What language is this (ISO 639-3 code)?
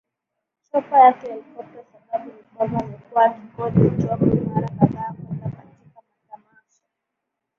swa